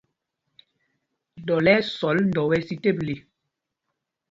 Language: Mpumpong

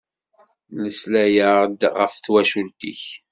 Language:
Kabyle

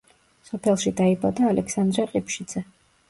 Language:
Georgian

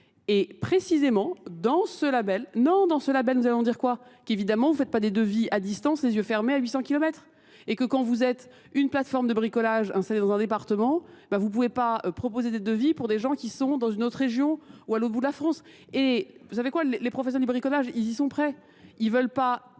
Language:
French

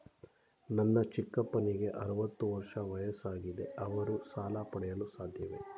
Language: Kannada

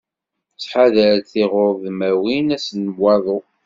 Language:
Kabyle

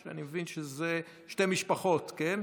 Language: Hebrew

